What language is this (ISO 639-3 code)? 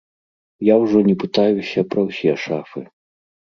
bel